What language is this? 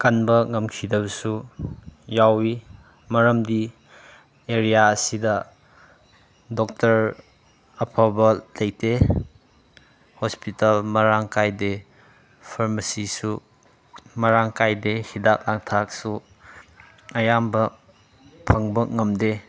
Manipuri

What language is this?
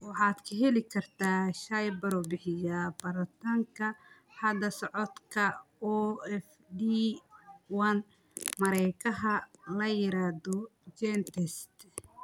Somali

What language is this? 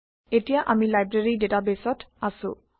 Assamese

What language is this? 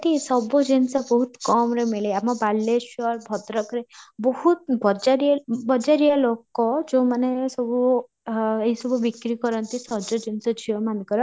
Odia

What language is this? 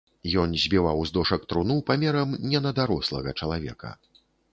Belarusian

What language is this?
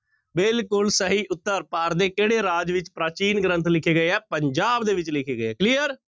Punjabi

